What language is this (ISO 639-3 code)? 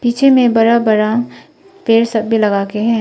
hin